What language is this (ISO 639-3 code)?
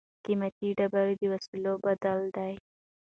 pus